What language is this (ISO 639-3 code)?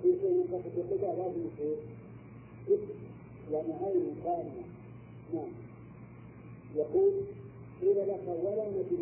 ara